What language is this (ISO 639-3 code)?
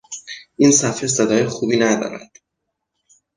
fas